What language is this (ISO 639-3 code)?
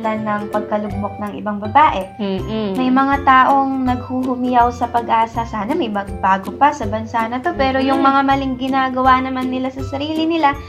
fil